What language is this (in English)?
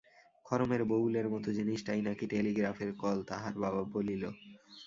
Bangla